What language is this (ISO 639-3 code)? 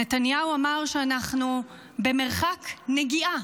heb